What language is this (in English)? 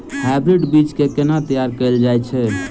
Maithili